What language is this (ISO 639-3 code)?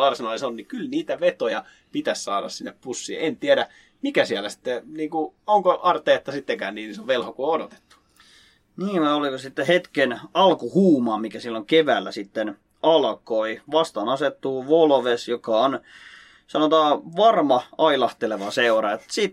fin